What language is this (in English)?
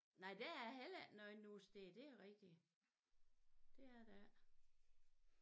Danish